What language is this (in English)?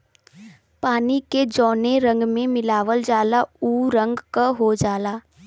Bhojpuri